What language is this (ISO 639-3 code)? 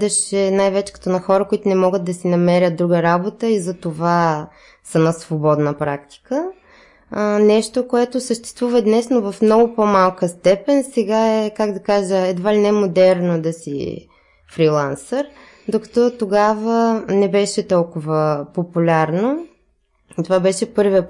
bul